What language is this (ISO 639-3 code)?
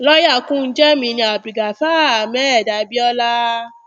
yor